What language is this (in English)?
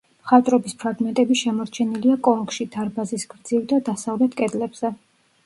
Georgian